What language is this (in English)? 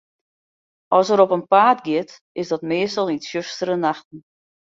Western Frisian